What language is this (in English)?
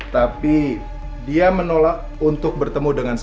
Indonesian